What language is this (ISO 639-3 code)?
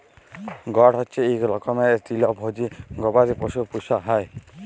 ben